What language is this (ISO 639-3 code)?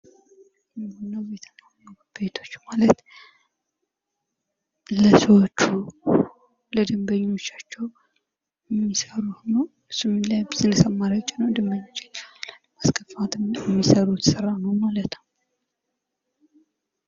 amh